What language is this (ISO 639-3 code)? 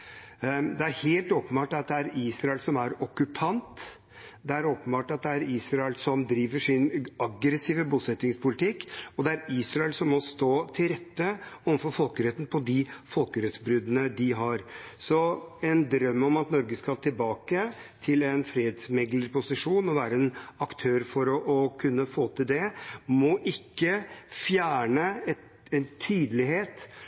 nob